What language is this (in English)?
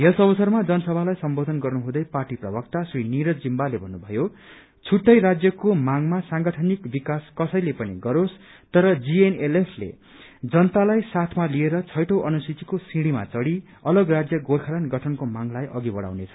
Nepali